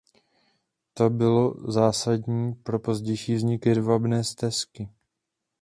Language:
Czech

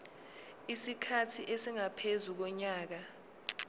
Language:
Zulu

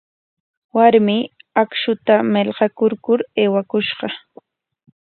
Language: Corongo Ancash Quechua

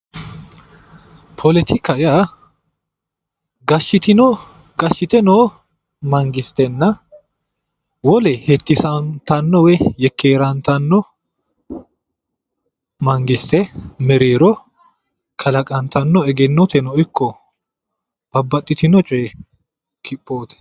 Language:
Sidamo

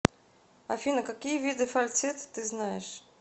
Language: Russian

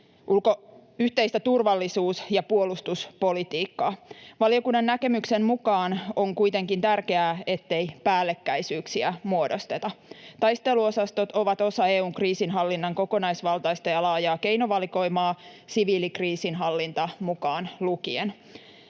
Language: Finnish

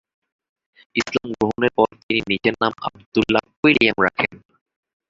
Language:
Bangla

